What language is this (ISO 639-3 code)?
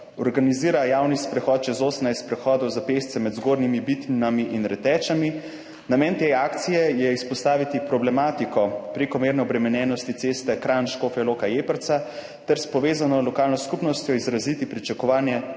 slv